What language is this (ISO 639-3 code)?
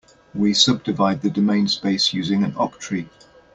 eng